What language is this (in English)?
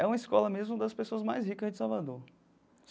Portuguese